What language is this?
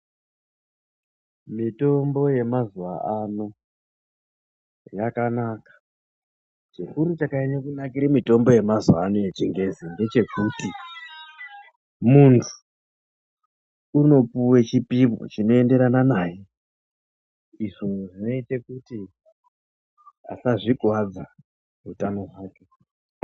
Ndau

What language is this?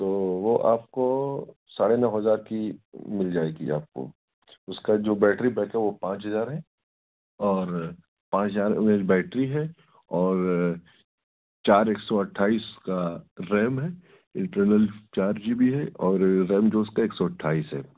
Urdu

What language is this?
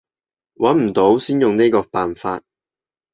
Cantonese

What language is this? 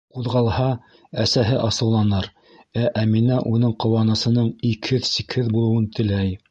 Bashkir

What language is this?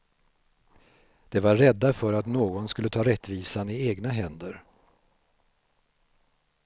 Swedish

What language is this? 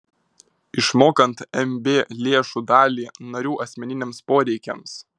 Lithuanian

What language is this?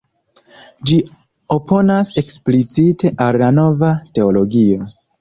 Esperanto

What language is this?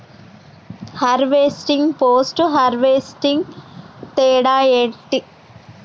Telugu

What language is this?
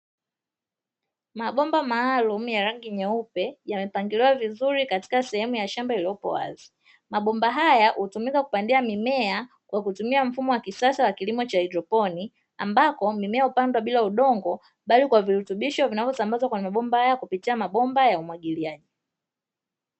Swahili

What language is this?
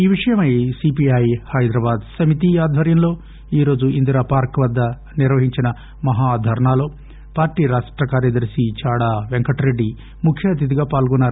Telugu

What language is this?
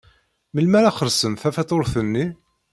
Kabyle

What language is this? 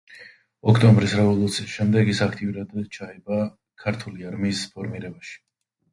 Georgian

